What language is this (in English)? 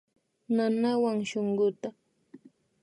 Imbabura Highland Quichua